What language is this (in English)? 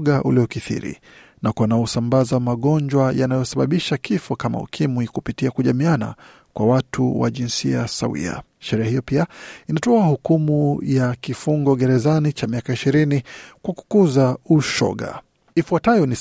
Swahili